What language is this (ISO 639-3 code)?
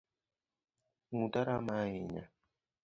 luo